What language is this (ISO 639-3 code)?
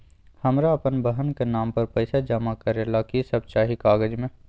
mag